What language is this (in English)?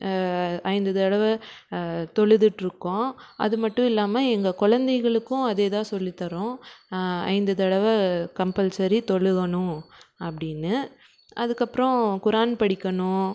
Tamil